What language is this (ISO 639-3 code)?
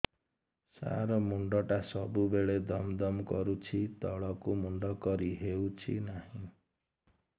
ori